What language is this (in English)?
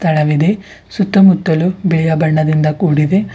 Kannada